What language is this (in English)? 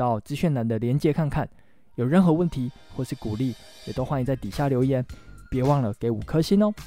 Chinese